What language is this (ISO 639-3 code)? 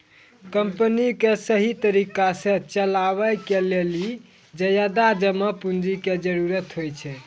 mai